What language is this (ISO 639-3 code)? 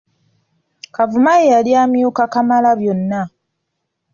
lug